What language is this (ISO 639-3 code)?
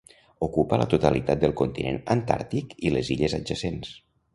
cat